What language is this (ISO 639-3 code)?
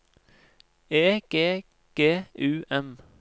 nor